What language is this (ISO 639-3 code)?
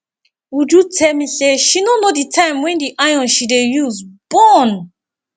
pcm